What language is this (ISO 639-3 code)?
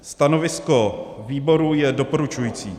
ces